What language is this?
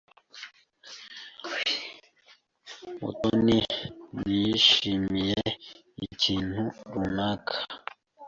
Kinyarwanda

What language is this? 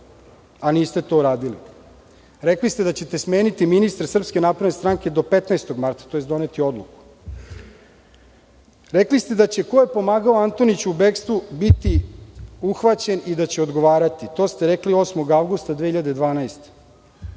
Serbian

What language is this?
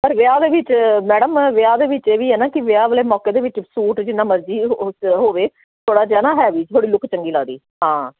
Punjabi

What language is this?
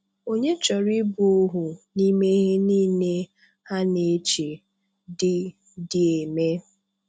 Igbo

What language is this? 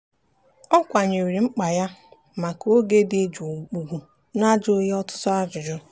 Igbo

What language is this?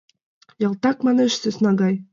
Mari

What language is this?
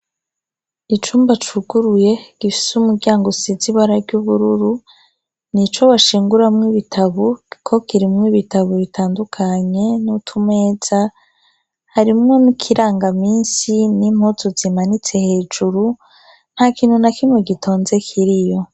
Rundi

